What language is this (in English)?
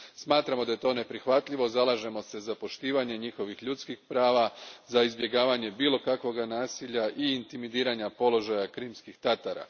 Croatian